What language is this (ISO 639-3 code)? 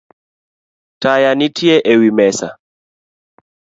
luo